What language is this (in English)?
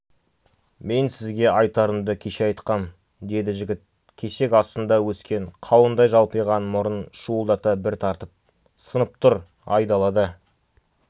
Kazakh